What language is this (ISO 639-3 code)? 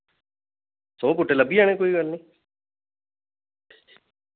doi